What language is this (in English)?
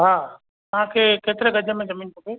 Sindhi